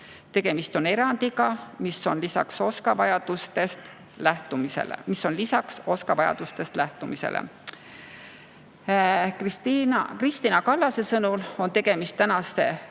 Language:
Estonian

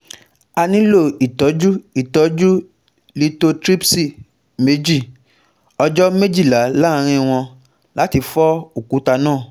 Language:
Yoruba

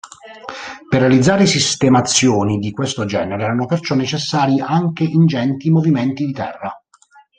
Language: Italian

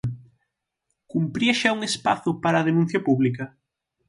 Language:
Galician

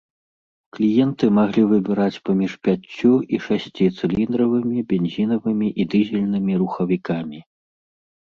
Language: Belarusian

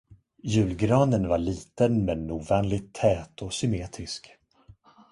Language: Swedish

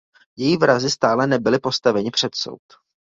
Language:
Czech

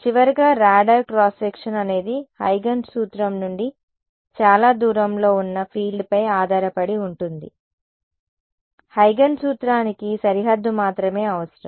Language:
Telugu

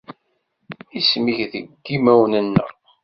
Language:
Kabyle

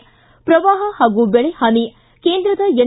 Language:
Kannada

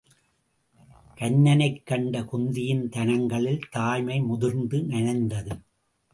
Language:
Tamil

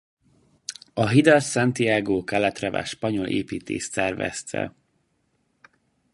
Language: Hungarian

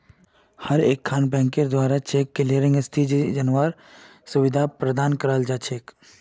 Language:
Magahi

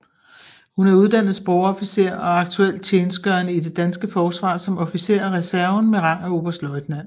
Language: Danish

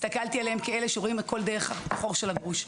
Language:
Hebrew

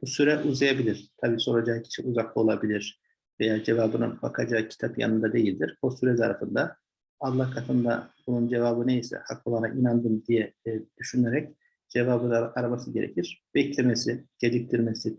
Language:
Turkish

